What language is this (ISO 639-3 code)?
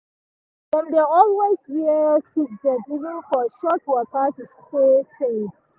pcm